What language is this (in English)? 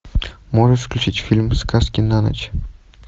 Russian